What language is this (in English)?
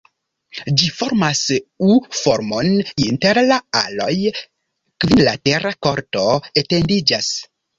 Esperanto